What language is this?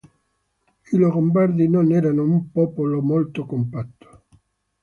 Italian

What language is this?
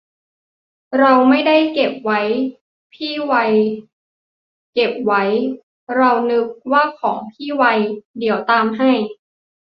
Thai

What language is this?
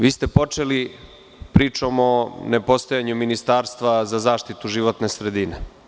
Serbian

